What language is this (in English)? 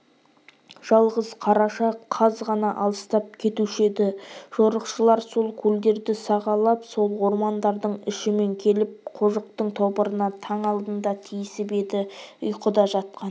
Kazakh